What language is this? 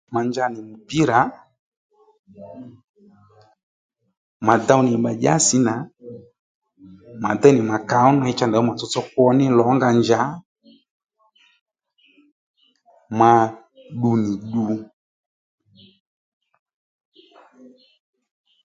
Lendu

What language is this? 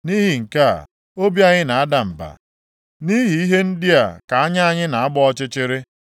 Igbo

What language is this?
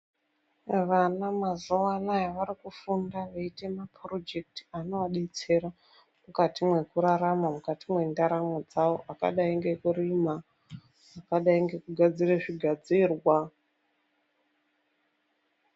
Ndau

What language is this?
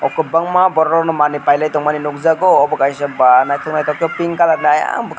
Kok Borok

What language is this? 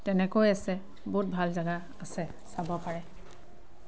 Assamese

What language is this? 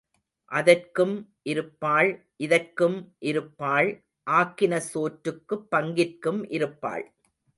Tamil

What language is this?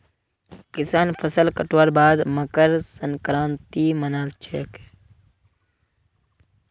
Magahi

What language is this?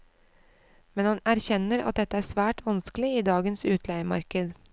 Norwegian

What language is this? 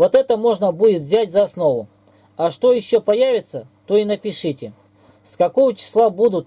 Russian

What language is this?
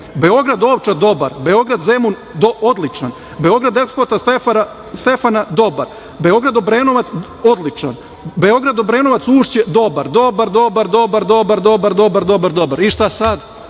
Serbian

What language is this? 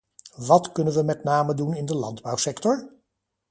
Dutch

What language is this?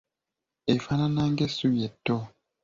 Ganda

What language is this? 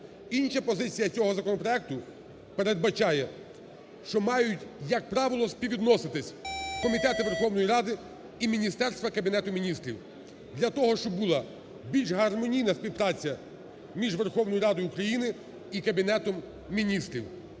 Ukrainian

